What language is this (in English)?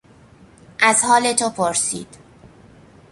Persian